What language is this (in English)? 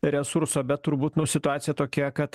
Lithuanian